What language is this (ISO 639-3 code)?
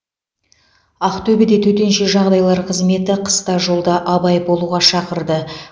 kaz